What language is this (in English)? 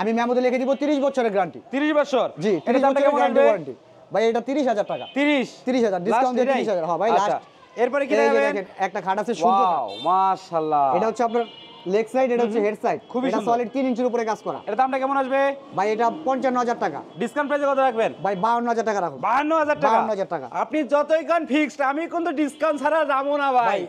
Bangla